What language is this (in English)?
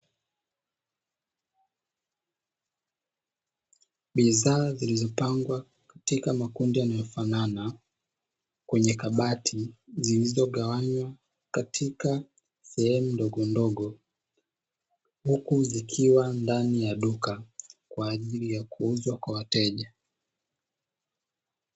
Swahili